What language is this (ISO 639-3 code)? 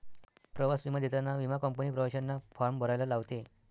mar